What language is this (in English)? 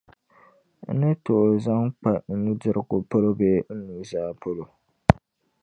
Dagbani